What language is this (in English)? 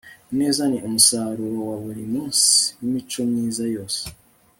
Kinyarwanda